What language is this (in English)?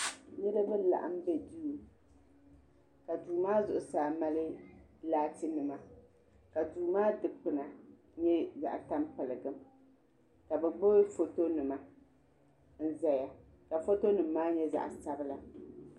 Dagbani